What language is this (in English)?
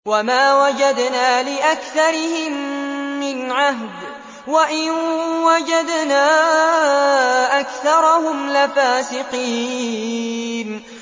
Arabic